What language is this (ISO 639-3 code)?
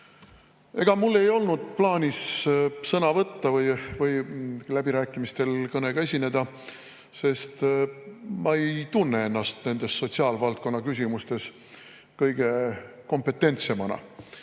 est